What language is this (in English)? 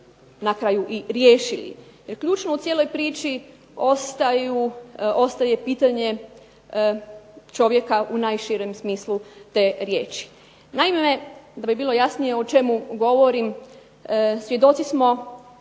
Croatian